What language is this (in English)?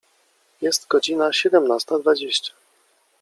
Polish